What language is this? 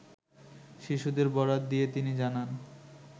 Bangla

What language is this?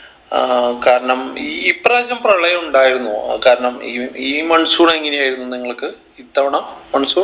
Malayalam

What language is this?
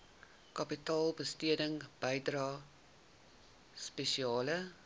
Afrikaans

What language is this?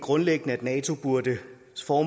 Danish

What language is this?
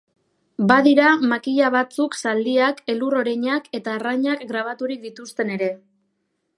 Basque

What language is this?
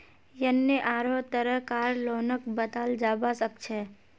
Magahi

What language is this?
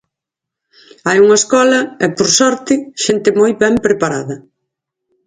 Galician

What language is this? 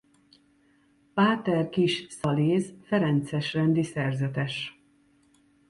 Hungarian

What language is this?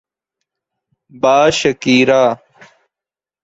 Urdu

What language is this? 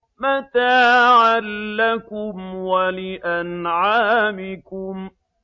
Arabic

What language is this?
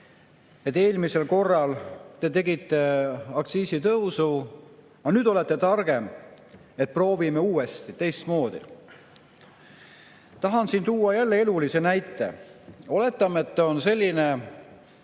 Estonian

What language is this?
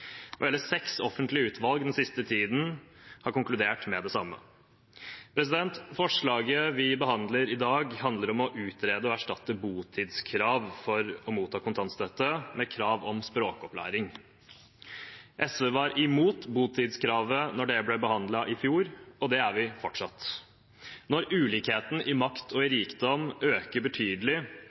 Norwegian Bokmål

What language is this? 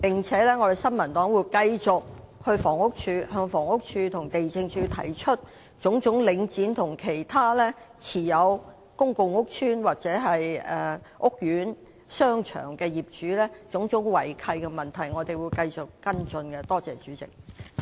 Cantonese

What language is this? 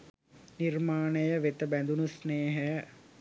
Sinhala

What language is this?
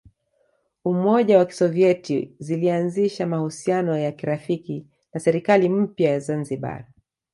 Swahili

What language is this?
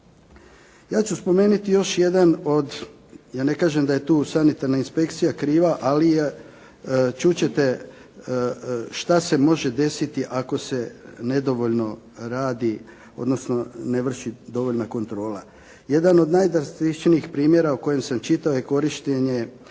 Croatian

